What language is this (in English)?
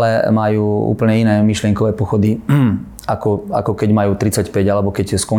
Slovak